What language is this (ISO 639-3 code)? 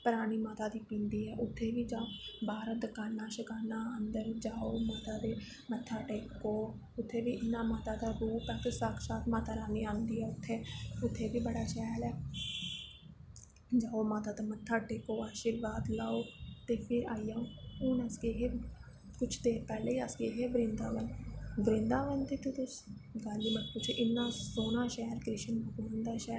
doi